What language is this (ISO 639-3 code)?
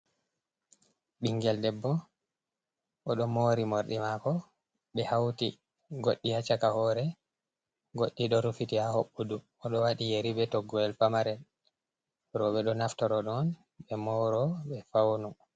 ful